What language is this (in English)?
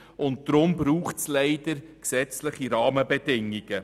Swiss German